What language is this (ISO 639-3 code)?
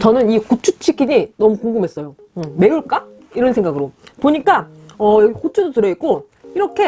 kor